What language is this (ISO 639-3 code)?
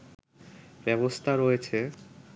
ben